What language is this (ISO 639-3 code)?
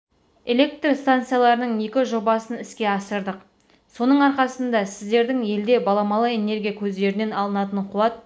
kaz